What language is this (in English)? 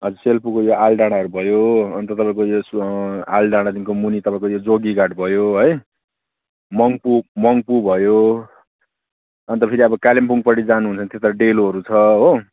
Nepali